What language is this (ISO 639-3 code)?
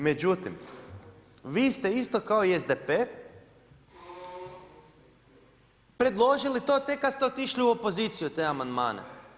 hrv